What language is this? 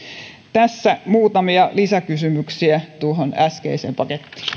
Finnish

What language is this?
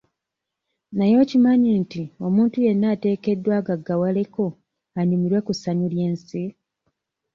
Ganda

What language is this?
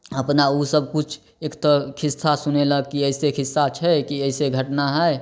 Maithili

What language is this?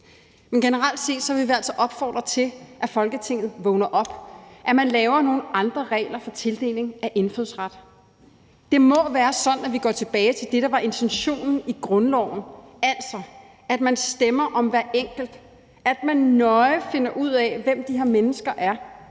Danish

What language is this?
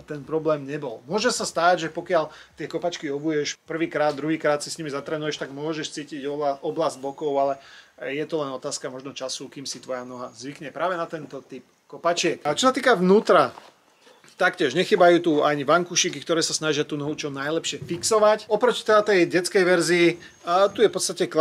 Slovak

